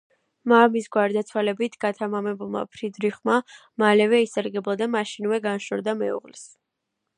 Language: Georgian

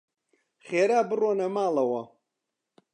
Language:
Central Kurdish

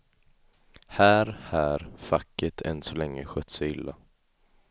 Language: Swedish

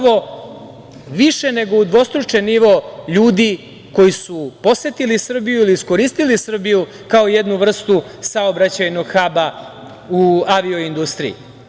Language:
Serbian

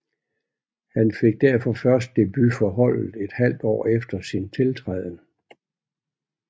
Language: Danish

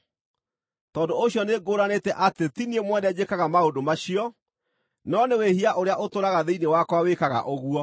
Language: Kikuyu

